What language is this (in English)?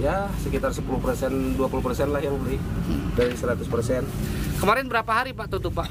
Indonesian